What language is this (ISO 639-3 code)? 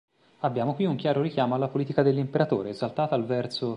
ita